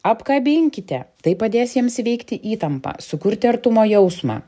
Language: Lithuanian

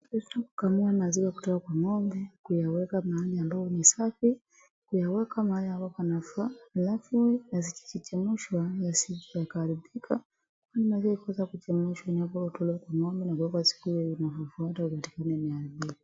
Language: Swahili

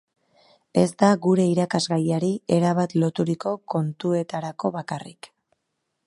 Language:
Basque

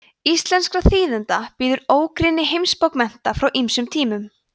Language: Icelandic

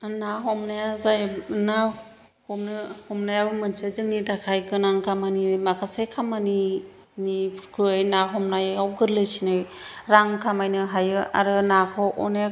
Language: Bodo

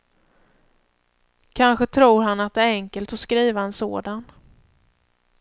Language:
Swedish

